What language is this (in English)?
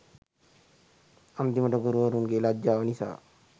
Sinhala